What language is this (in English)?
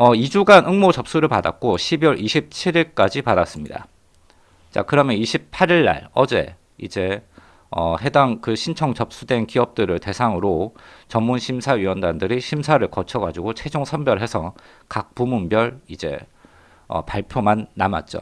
Korean